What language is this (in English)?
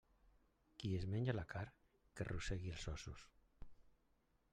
Catalan